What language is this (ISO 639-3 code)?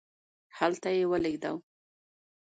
pus